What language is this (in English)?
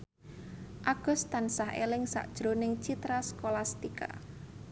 Javanese